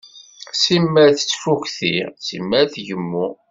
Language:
Kabyle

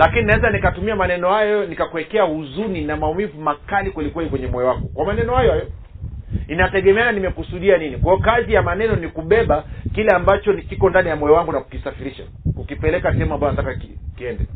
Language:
Swahili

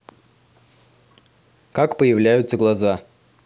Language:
Russian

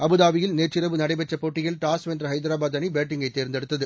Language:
Tamil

